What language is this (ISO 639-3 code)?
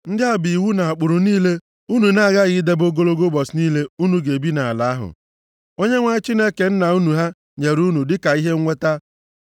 ibo